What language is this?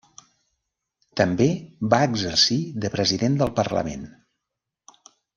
Catalan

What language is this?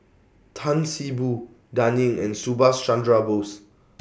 English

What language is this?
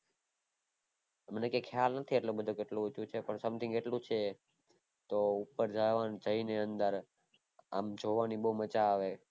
Gujarati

